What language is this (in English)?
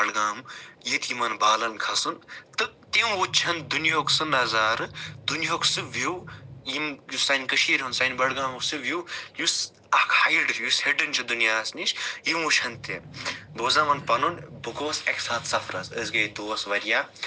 Kashmiri